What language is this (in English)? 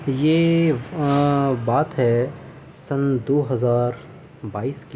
Urdu